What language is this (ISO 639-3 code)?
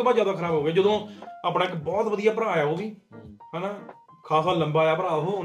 pan